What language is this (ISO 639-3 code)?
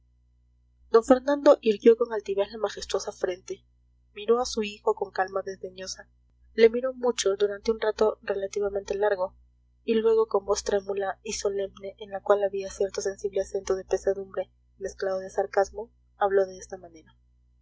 spa